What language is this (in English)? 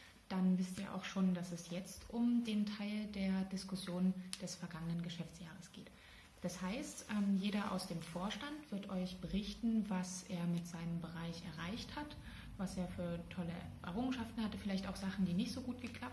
German